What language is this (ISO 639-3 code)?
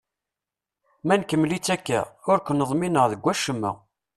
kab